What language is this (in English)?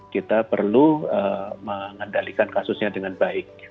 Indonesian